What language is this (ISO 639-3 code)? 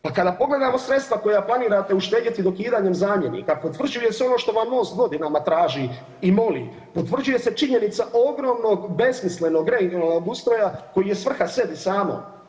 hrv